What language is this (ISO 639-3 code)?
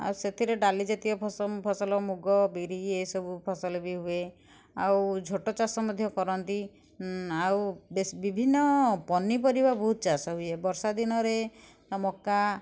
ori